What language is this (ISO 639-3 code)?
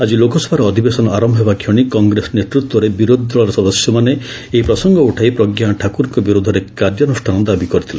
ori